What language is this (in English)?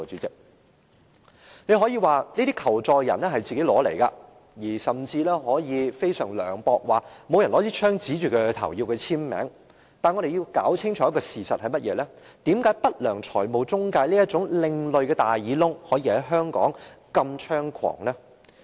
Cantonese